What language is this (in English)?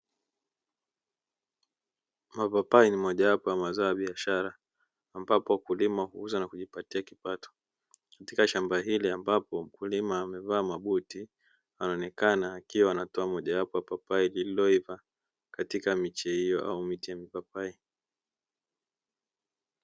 Swahili